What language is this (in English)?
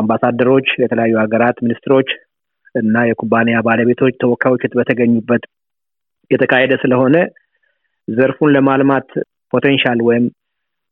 Amharic